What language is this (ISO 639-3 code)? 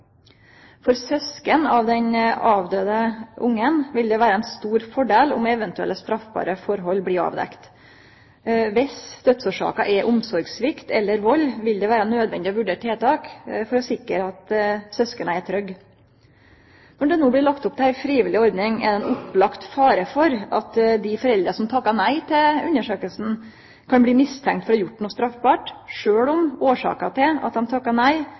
nno